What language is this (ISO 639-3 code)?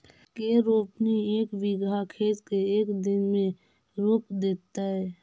mag